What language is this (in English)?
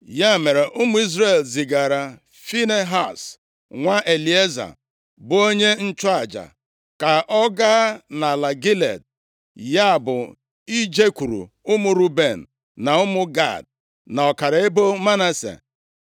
Igbo